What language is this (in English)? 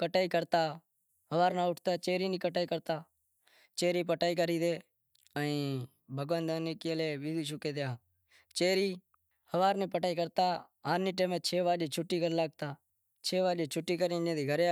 Wadiyara Koli